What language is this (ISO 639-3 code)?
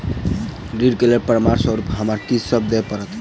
mai